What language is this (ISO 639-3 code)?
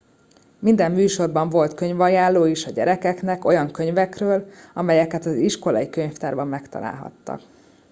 hun